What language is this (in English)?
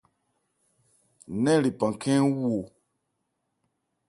Ebrié